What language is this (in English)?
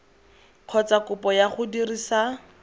Tswana